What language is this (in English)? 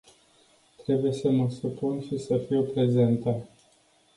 Romanian